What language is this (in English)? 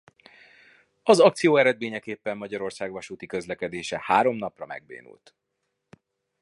Hungarian